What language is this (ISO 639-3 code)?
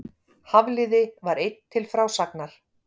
isl